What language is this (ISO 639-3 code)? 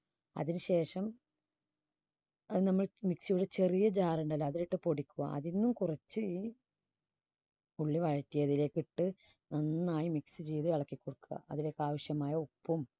mal